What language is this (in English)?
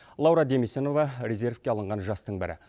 Kazakh